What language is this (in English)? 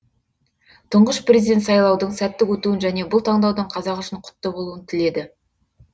Kazakh